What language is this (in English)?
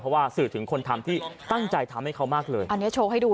Thai